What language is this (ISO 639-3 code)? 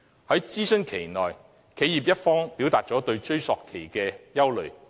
yue